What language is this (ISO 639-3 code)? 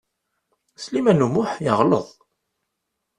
kab